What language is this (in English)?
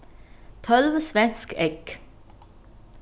Faroese